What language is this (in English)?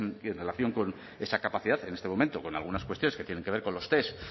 Spanish